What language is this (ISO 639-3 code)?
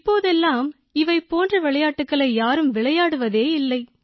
tam